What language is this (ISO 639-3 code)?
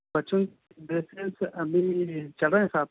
urd